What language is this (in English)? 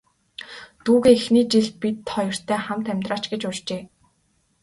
Mongolian